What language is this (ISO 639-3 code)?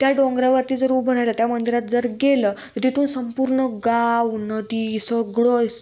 mar